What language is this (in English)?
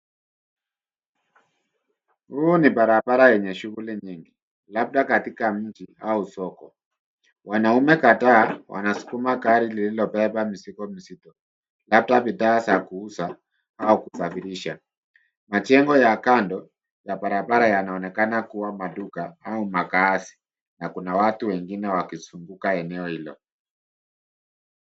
Swahili